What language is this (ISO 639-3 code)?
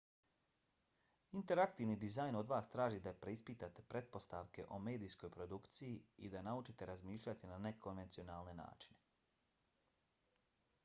bos